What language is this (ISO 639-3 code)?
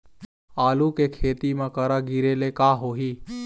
hne